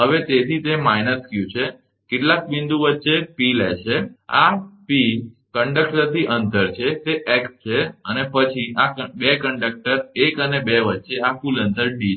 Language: Gujarati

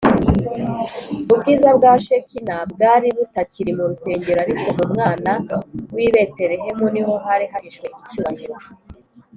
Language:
Kinyarwanda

